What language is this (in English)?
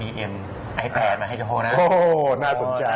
Thai